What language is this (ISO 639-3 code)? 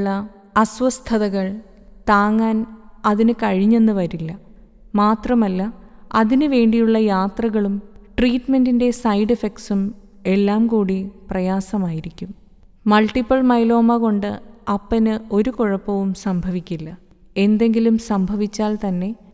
mal